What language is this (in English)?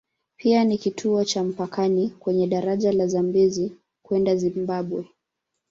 Swahili